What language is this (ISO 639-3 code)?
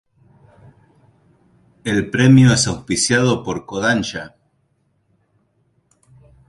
spa